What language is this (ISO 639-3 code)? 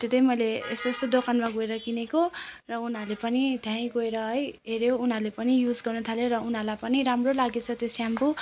nep